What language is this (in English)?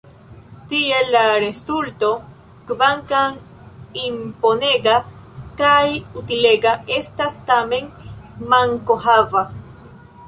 Esperanto